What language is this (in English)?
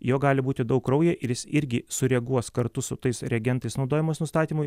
Lithuanian